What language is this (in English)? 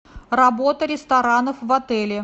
Russian